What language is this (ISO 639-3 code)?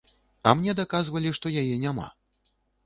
bel